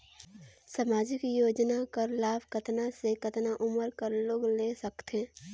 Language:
Chhattisgarhi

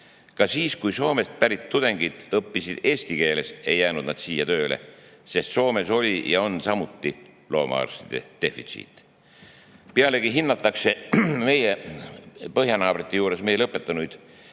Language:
Estonian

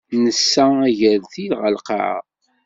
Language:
Kabyle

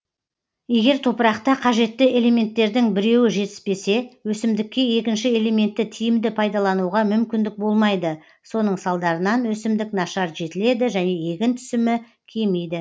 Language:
Kazakh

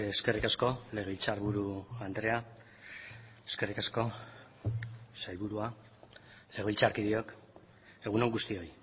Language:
Basque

